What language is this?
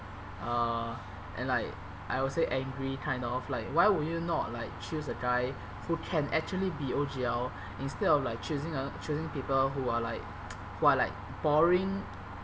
English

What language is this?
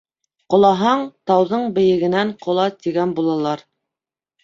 Bashkir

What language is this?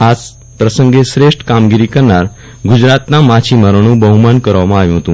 Gujarati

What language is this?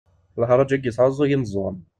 Kabyle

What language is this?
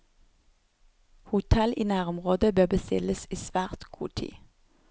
Norwegian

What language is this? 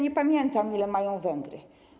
Polish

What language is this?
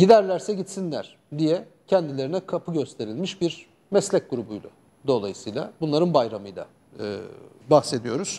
Turkish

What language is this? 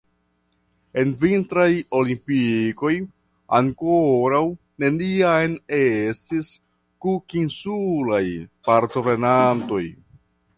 Esperanto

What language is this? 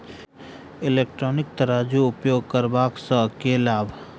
Maithili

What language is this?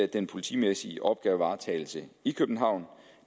Danish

